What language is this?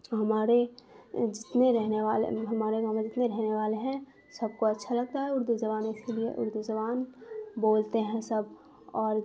Urdu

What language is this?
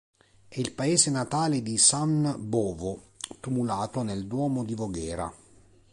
Italian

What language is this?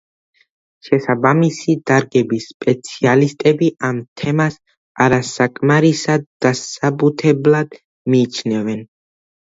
Georgian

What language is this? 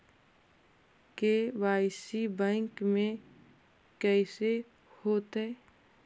Magahi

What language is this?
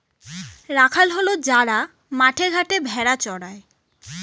Bangla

